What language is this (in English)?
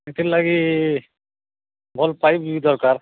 Odia